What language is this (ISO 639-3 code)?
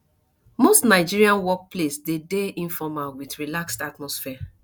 pcm